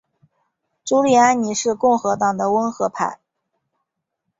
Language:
Chinese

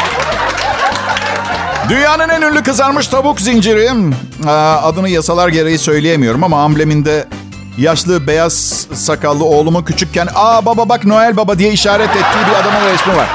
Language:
Turkish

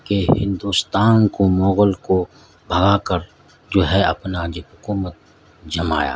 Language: Urdu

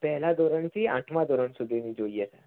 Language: Gujarati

